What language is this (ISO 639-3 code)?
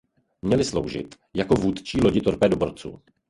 ces